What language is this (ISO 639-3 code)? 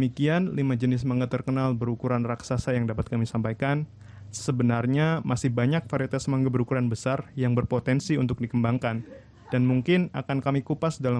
ind